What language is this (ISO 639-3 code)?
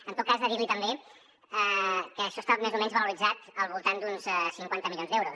cat